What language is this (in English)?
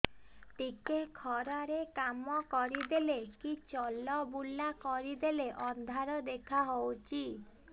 Odia